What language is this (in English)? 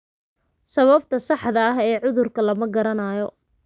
Somali